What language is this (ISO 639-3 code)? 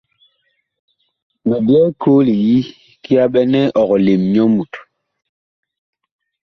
bkh